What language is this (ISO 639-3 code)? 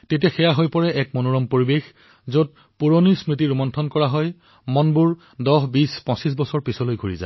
asm